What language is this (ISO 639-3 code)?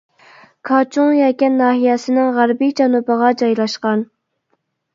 uig